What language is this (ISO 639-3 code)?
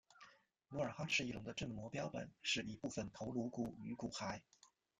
zho